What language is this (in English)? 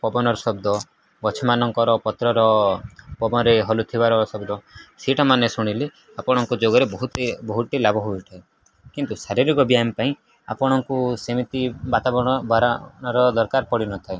Odia